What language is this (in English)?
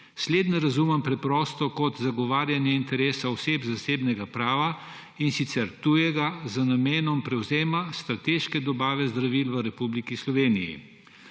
Slovenian